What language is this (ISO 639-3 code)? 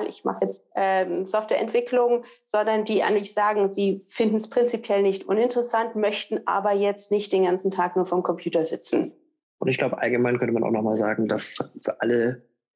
deu